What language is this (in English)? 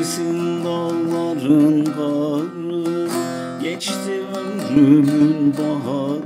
Turkish